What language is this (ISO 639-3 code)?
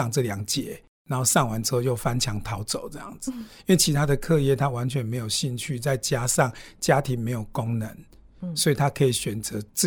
zho